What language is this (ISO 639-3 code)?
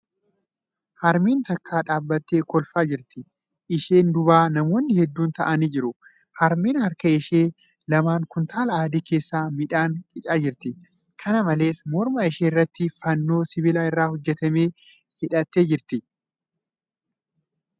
orm